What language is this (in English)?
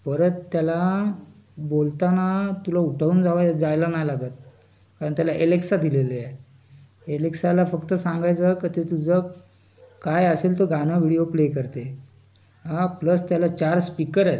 Marathi